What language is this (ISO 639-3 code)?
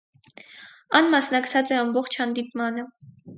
hye